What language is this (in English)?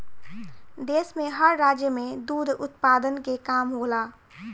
Bhojpuri